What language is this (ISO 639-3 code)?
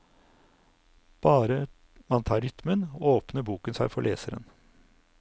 nor